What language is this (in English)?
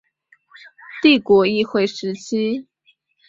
Chinese